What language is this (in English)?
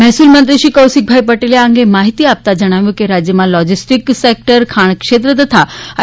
Gujarati